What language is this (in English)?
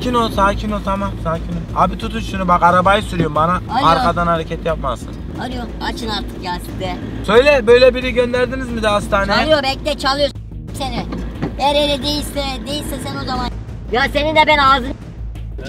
Turkish